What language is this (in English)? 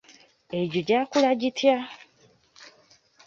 Ganda